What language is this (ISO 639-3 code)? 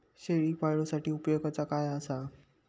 mar